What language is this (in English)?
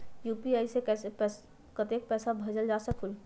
Magahi